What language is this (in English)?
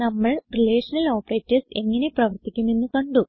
Malayalam